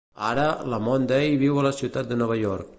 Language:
Catalan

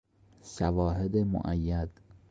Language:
Persian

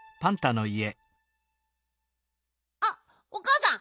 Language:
Japanese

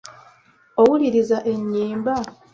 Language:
Ganda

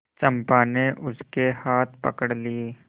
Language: Hindi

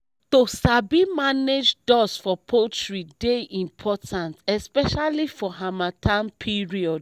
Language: Nigerian Pidgin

